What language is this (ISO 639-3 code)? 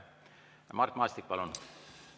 est